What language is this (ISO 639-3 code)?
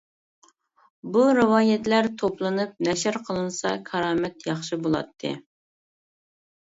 uig